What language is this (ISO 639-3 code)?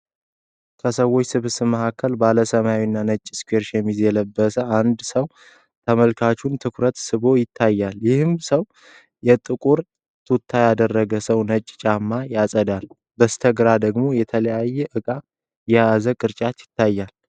amh